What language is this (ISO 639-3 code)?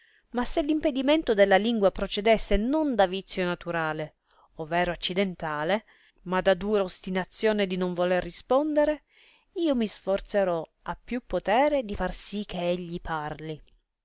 ita